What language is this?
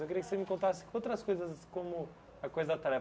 Portuguese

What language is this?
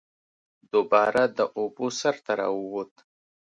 Pashto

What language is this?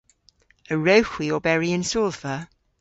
Cornish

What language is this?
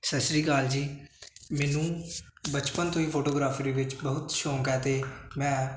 Punjabi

